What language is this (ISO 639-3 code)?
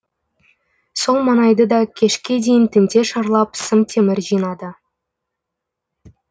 kaz